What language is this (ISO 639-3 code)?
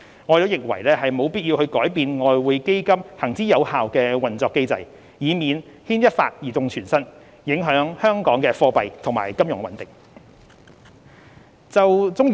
yue